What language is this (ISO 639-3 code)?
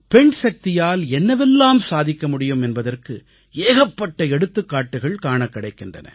tam